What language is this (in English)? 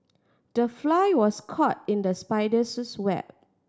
English